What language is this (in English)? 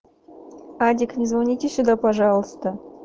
Russian